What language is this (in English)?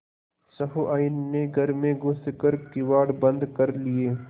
Hindi